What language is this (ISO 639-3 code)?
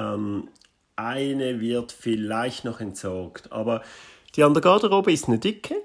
deu